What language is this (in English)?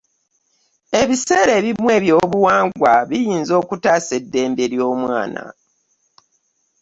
Ganda